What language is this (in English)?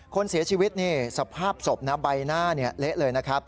Thai